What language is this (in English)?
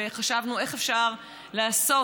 Hebrew